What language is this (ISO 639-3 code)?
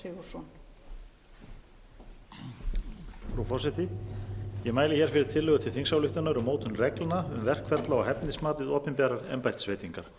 isl